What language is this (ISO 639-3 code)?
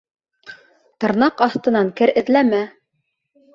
bak